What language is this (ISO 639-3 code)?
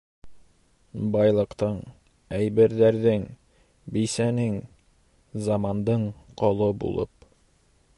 bak